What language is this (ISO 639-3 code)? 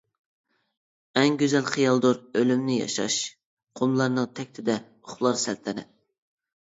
uig